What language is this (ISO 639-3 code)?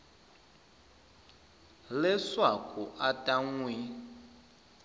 tso